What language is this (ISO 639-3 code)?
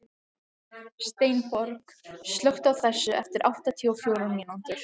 isl